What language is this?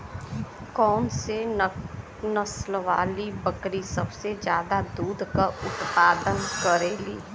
Bhojpuri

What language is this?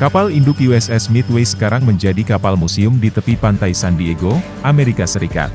Indonesian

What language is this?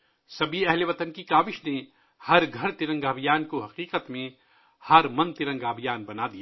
Urdu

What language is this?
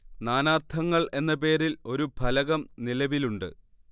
Malayalam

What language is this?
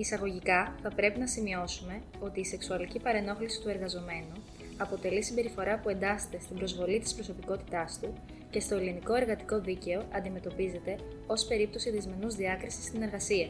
Greek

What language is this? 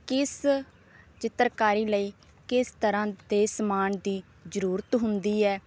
Punjabi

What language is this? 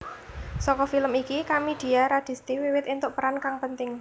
Javanese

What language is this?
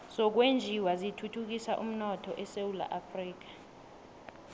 South Ndebele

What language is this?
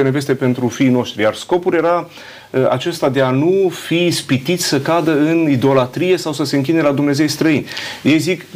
Romanian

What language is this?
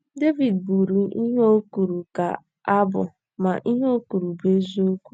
Igbo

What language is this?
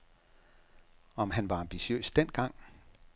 Danish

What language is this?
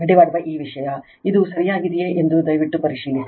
Kannada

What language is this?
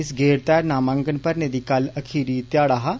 Dogri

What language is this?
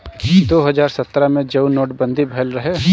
Bhojpuri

